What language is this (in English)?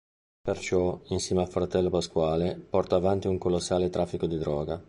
Italian